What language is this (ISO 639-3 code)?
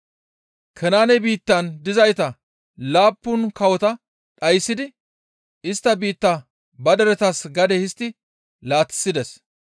gmv